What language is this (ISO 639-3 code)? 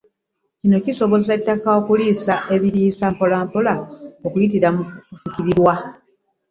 lug